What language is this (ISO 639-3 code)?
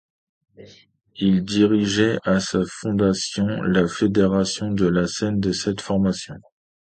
fra